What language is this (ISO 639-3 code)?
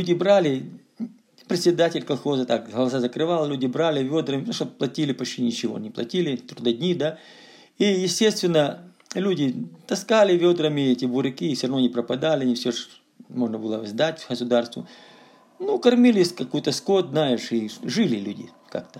rus